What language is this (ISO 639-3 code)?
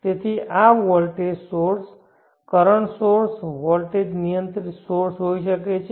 guj